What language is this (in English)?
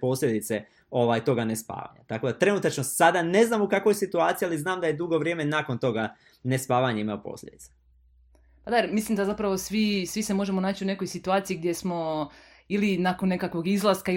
Croatian